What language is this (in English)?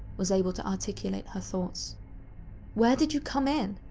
English